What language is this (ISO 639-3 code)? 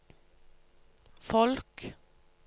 nor